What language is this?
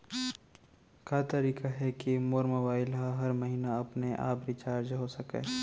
Chhattisgarhi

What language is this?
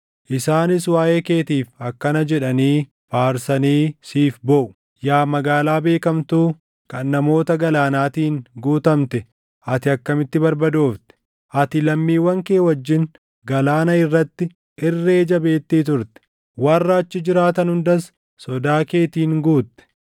Oromo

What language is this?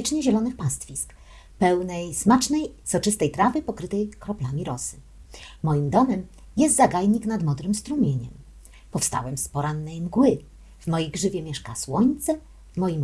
Polish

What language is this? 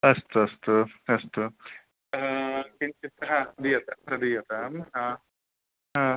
Sanskrit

